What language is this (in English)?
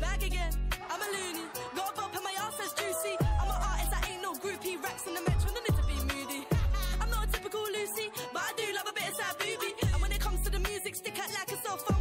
Arabic